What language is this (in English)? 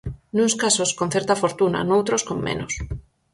Galician